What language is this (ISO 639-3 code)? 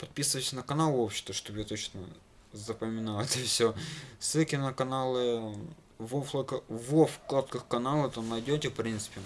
rus